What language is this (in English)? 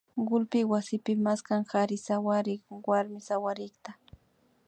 Imbabura Highland Quichua